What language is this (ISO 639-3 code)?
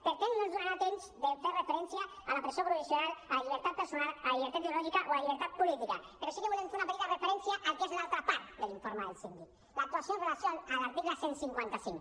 cat